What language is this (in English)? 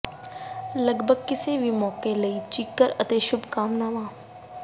Punjabi